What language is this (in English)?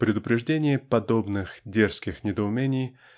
Russian